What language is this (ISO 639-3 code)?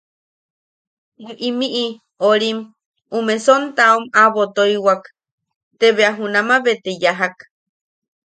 yaq